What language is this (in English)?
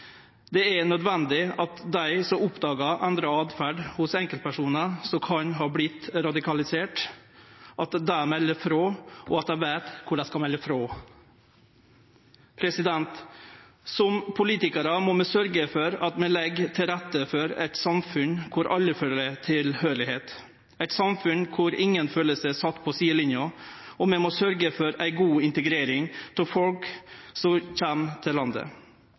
Norwegian Nynorsk